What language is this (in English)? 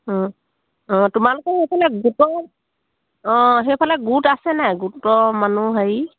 Assamese